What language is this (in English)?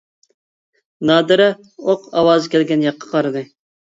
Uyghur